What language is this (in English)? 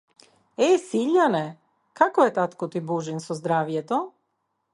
Macedonian